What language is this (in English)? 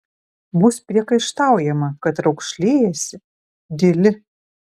Lithuanian